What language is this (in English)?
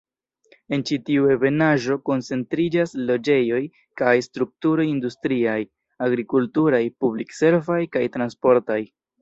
Esperanto